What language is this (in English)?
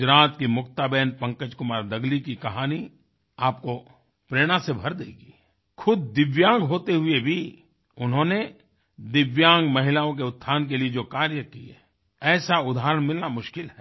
Hindi